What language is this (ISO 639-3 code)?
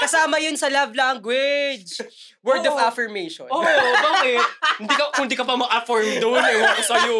fil